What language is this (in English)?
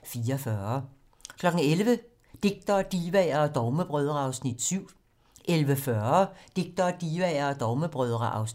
Danish